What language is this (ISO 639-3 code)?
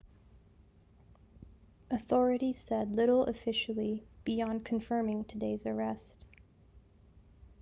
eng